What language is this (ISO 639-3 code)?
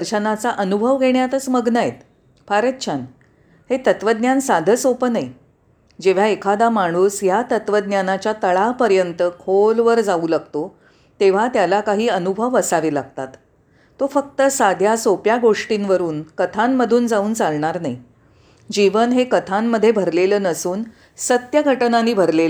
mar